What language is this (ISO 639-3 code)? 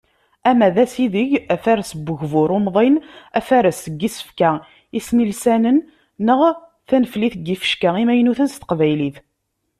kab